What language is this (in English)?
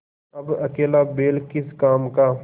Hindi